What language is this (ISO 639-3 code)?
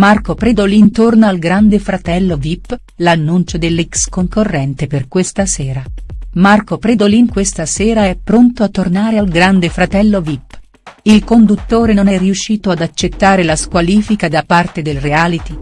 ita